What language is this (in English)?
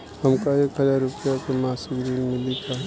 Bhojpuri